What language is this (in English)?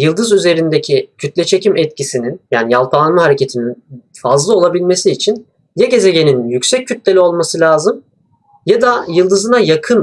Turkish